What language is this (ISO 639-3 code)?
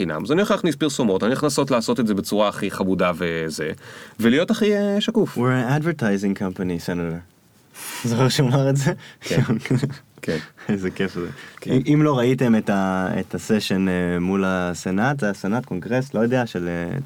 heb